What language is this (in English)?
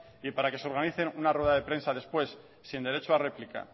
Spanish